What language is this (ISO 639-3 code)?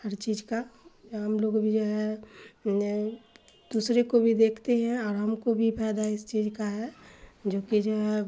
urd